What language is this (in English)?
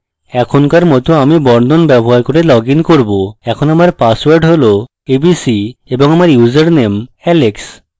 Bangla